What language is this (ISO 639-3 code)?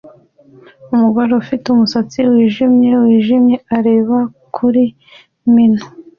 kin